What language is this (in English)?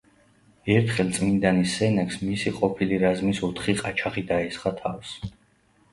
Georgian